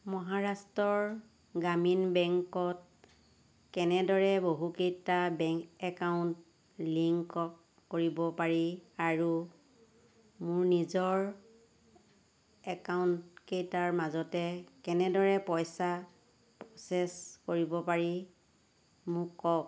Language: Assamese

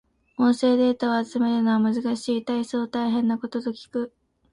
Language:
Japanese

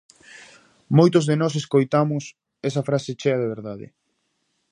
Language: Galician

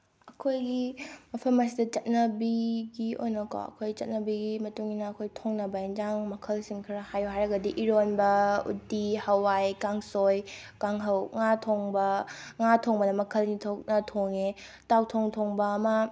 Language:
Manipuri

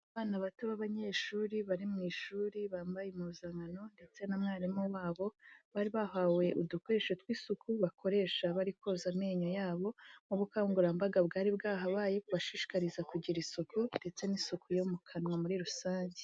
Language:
Kinyarwanda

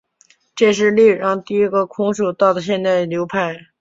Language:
Chinese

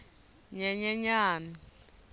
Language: Tsonga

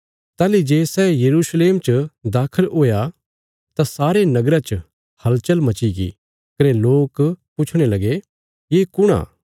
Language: Bilaspuri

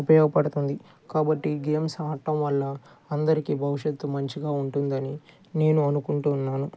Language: Telugu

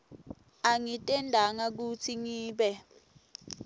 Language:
Swati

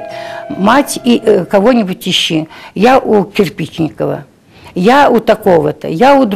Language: Russian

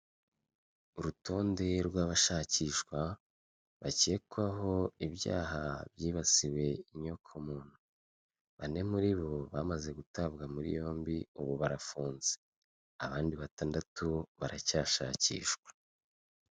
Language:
Kinyarwanda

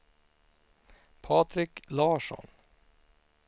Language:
Swedish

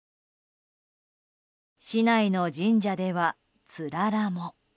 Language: Japanese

